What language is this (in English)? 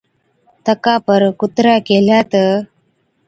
Od